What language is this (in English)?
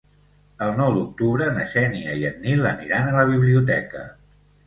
Catalan